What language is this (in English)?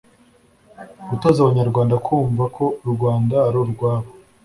Kinyarwanda